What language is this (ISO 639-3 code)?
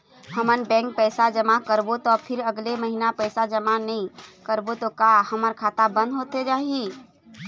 hne